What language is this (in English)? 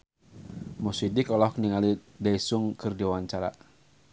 Sundanese